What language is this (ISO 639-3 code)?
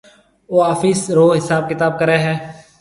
mve